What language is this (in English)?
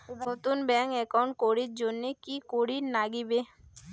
Bangla